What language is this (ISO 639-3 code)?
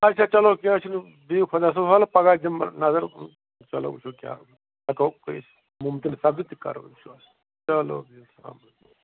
kas